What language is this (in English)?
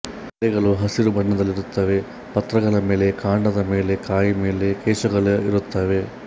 Kannada